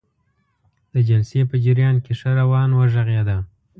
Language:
Pashto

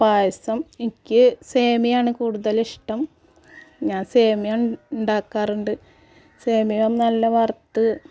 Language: Malayalam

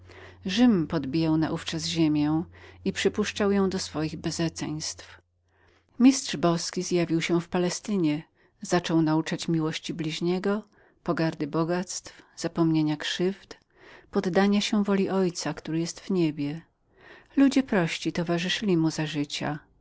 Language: Polish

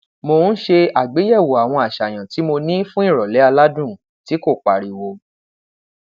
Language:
Yoruba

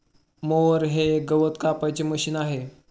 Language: Marathi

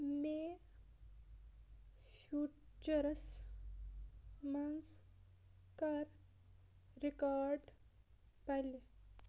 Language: Kashmiri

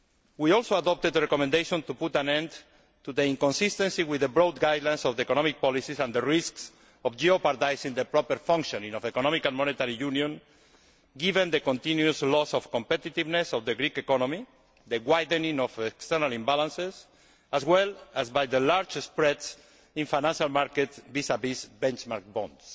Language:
English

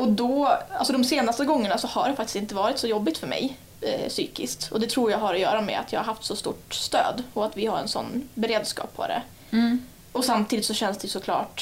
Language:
Swedish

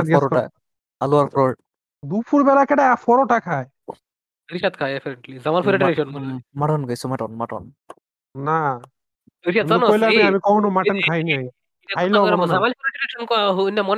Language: Bangla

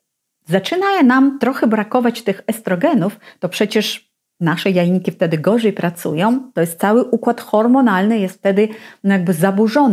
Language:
Polish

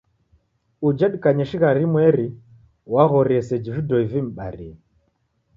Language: Taita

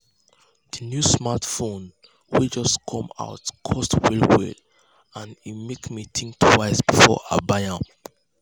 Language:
Nigerian Pidgin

